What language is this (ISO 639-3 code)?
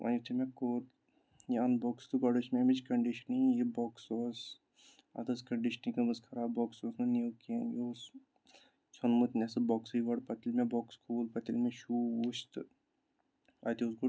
kas